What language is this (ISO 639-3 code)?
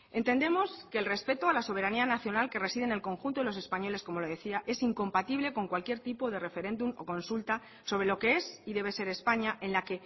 spa